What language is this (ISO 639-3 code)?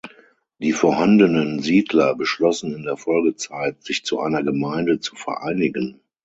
deu